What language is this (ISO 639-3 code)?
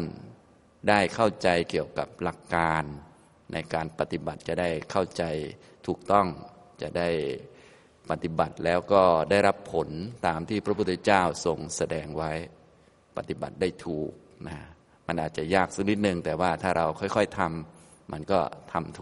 tha